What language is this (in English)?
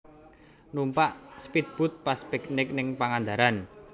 Javanese